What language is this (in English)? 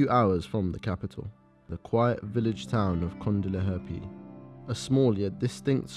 French